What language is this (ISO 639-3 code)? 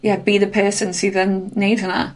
cym